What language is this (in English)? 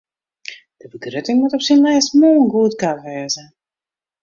Western Frisian